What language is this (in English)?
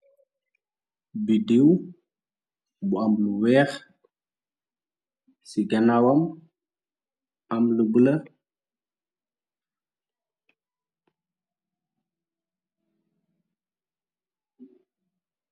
Wolof